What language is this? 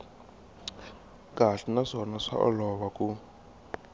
Tsonga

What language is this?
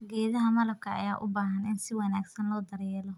Somali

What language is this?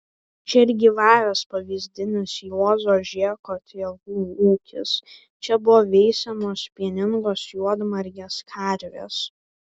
Lithuanian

